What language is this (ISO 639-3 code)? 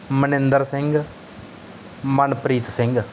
pan